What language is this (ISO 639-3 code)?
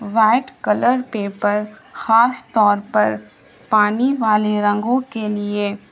urd